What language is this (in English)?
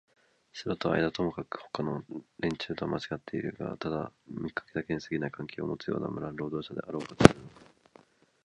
Japanese